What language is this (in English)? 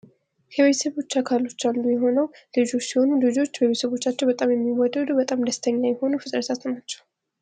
Amharic